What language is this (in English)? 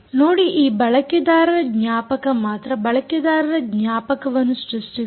Kannada